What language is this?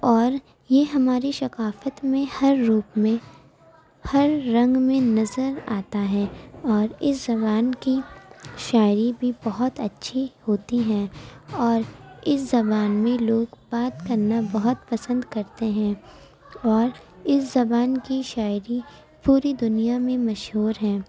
Urdu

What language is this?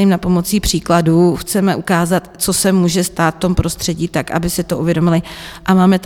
Czech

